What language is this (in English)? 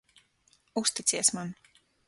Latvian